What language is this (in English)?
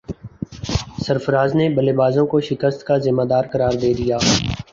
Urdu